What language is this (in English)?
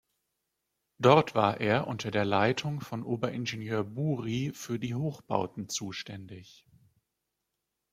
German